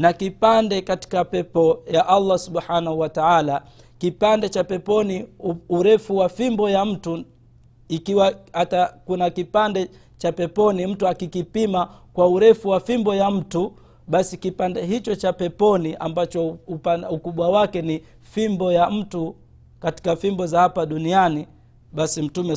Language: Swahili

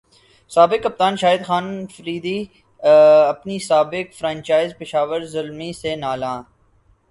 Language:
Urdu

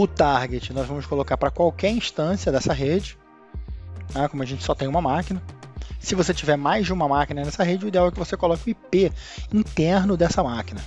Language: Portuguese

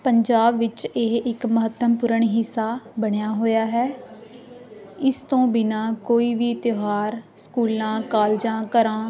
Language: Punjabi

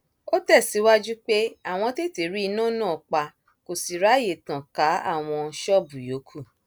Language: Yoruba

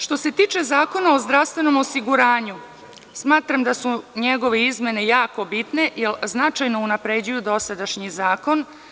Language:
Serbian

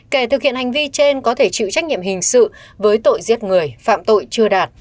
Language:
Vietnamese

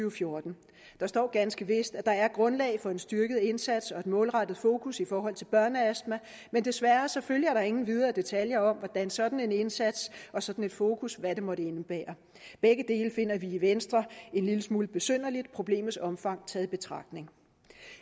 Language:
Danish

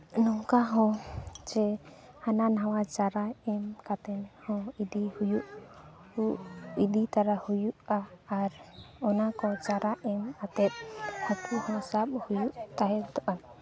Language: Santali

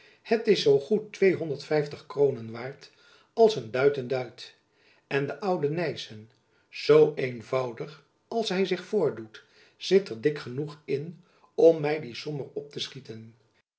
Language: Dutch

